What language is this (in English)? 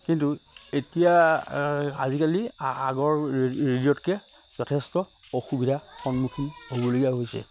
Assamese